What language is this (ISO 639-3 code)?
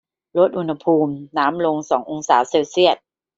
tha